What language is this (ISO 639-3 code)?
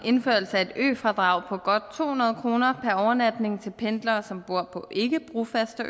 dan